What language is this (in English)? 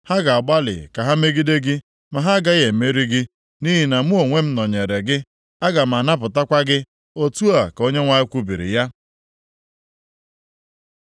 Igbo